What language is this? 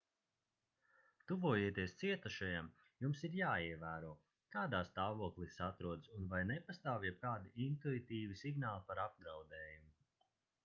Latvian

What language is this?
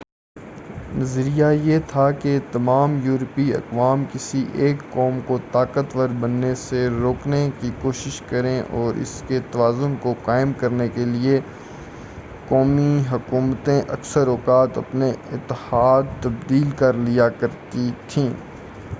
Urdu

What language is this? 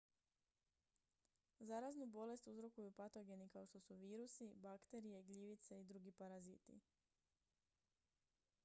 Croatian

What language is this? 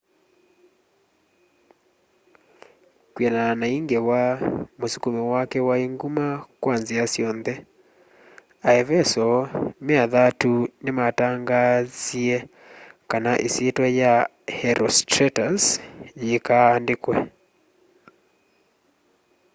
Kamba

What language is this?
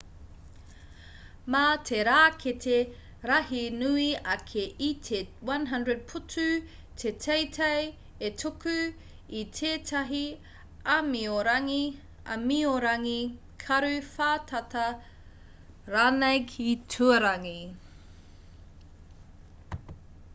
Māori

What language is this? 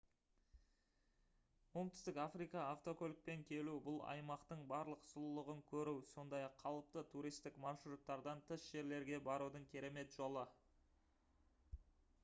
Kazakh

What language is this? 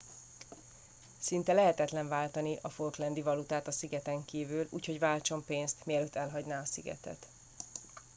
Hungarian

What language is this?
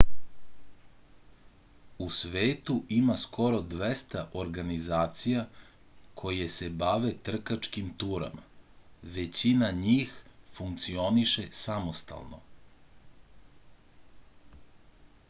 Serbian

